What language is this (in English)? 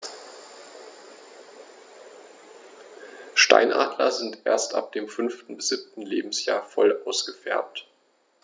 German